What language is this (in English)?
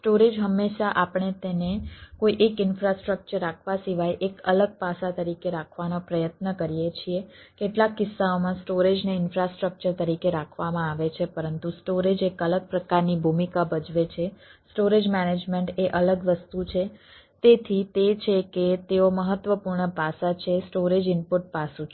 Gujarati